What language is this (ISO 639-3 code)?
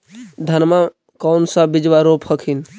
mag